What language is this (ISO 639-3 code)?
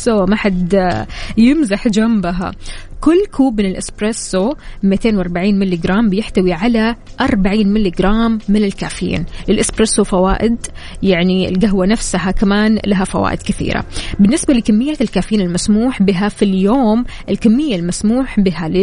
ara